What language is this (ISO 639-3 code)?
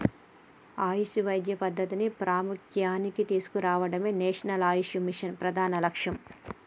tel